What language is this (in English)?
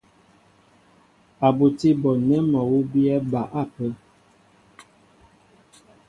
Mbo (Cameroon)